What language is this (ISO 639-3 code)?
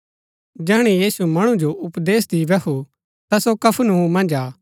gbk